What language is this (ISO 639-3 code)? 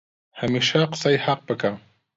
ckb